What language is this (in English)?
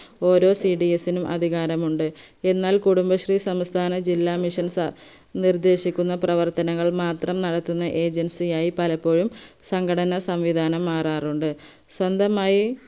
Malayalam